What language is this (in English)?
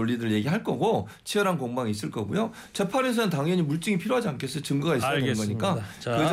Korean